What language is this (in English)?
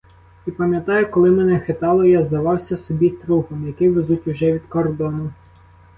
Ukrainian